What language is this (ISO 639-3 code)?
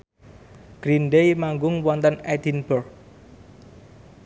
jav